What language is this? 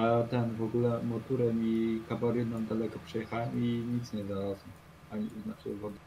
Polish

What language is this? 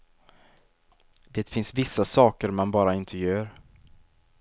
Swedish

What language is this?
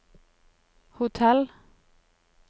Norwegian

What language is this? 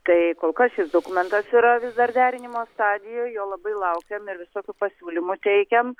Lithuanian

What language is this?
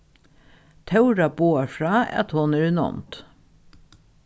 Faroese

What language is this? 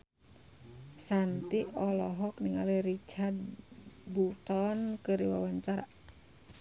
Sundanese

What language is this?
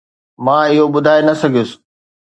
Sindhi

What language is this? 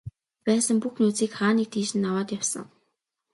Mongolian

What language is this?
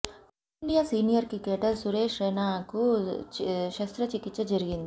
Telugu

